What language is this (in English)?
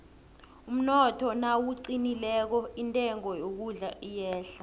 South Ndebele